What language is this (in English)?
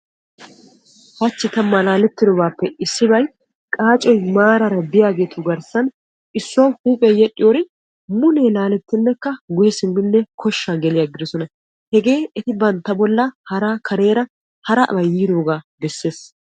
Wolaytta